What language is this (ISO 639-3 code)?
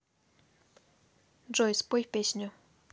rus